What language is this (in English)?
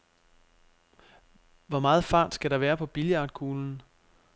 Danish